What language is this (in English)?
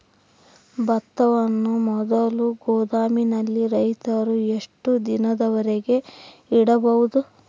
Kannada